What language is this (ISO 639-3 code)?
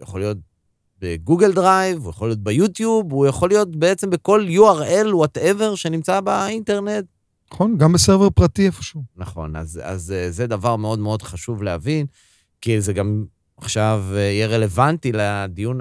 heb